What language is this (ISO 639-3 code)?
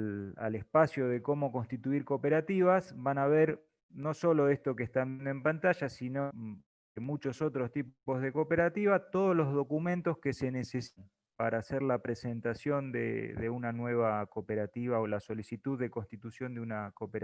spa